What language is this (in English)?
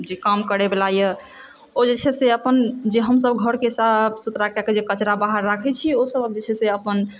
Maithili